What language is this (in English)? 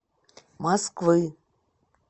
Russian